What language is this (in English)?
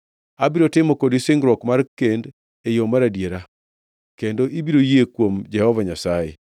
Luo (Kenya and Tanzania)